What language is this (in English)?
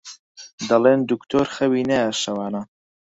Central Kurdish